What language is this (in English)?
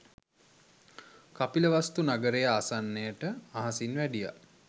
Sinhala